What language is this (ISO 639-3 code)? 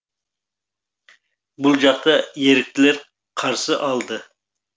kaz